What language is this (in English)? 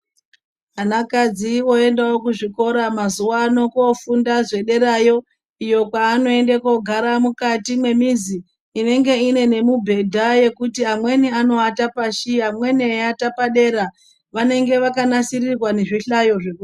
Ndau